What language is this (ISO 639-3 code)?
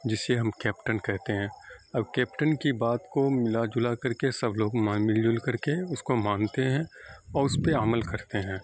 urd